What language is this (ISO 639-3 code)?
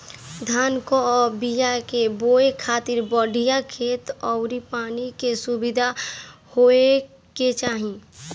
bho